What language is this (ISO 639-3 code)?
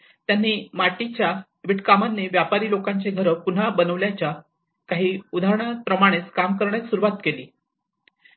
mar